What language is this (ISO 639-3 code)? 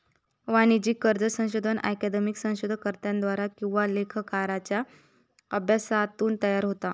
mar